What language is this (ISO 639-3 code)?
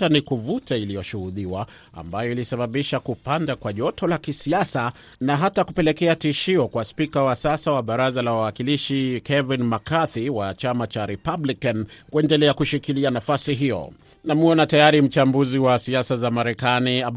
swa